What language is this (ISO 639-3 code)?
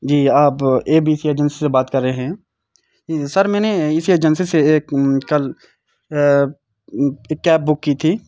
urd